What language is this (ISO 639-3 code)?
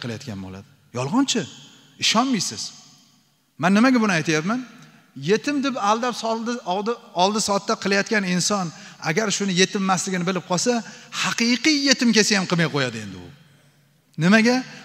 tur